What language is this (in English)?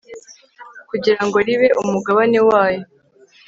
Kinyarwanda